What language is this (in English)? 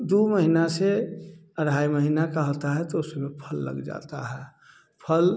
Hindi